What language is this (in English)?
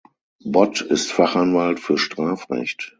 German